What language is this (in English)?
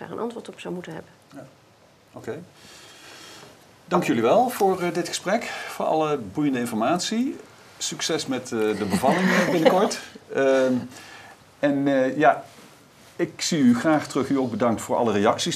Dutch